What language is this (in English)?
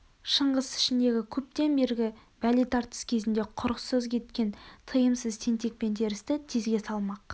Kazakh